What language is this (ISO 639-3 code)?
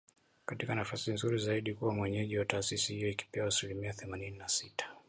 swa